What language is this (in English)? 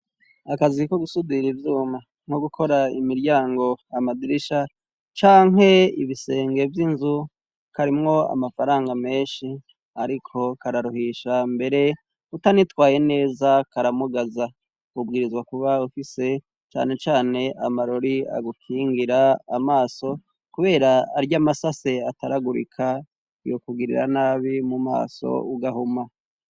Rundi